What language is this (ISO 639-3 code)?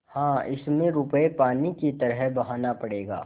hin